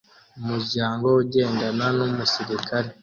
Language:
Kinyarwanda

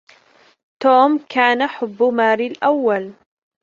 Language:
Arabic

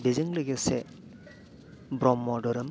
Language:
Bodo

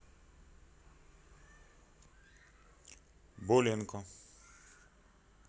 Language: Russian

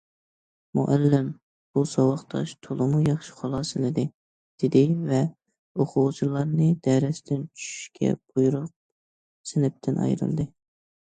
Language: Uyghur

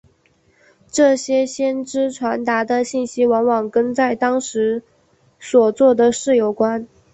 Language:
Chinese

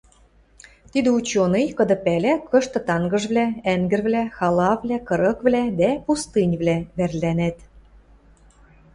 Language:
Western Mari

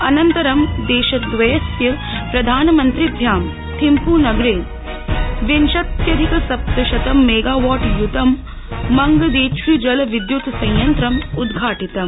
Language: Sanskrit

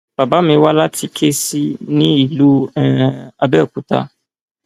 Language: Yoruba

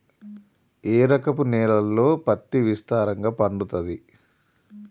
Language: Telugu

